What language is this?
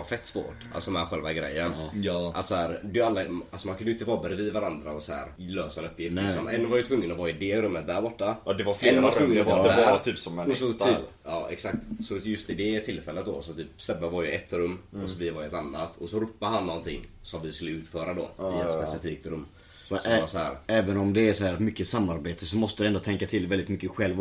Swedish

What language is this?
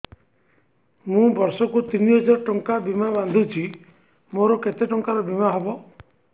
Odia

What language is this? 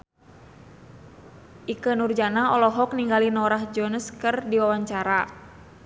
Sundanese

